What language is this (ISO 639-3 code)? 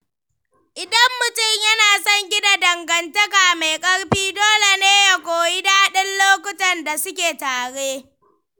hau